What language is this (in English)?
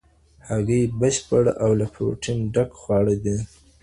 Pashto